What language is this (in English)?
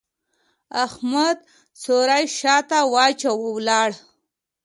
Pashto